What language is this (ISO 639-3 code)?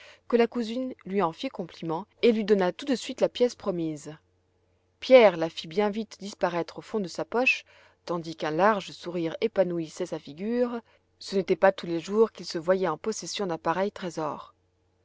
fra